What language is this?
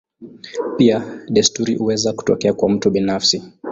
Swahili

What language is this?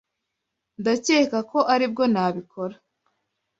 Kinyarwanda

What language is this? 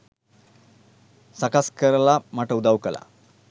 Sinhala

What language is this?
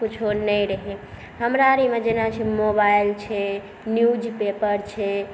Maithili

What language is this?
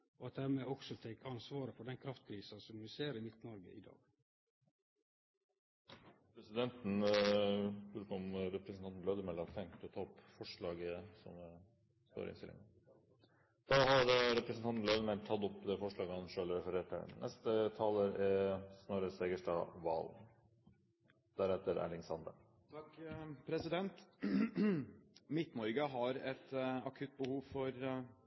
Norwegian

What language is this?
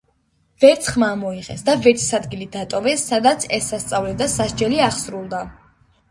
Georgian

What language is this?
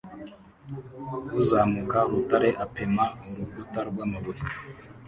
Kinyarwanda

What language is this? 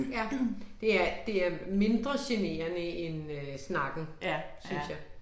Danish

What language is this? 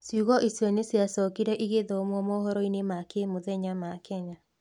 Kikuyu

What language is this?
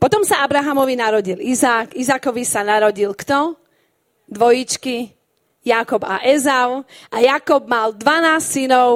Slovak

